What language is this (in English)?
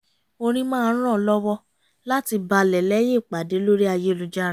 Yoruba